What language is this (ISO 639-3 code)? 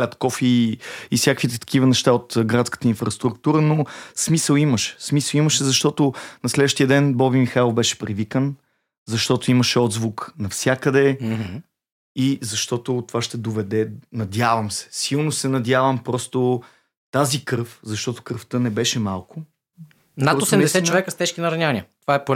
bul